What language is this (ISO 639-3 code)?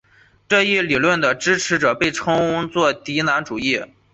zho